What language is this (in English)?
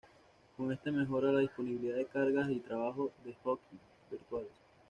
Spanish